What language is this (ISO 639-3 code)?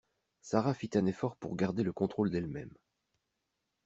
fra